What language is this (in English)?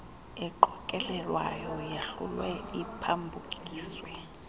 Xhosa